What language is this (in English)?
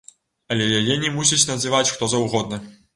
Belarusian